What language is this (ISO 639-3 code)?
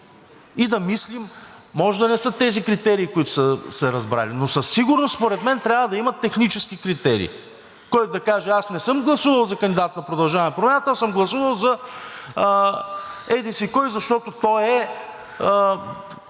bul